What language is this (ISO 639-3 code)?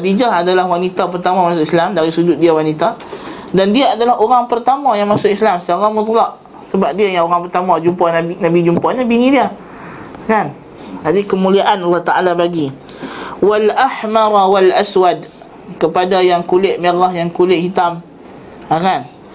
msa